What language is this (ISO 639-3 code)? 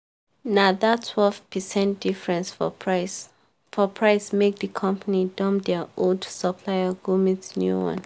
pcm